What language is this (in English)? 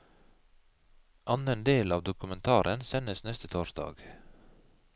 Norwegian